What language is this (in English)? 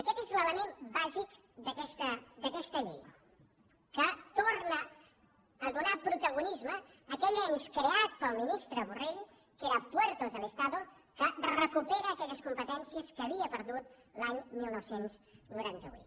Catalan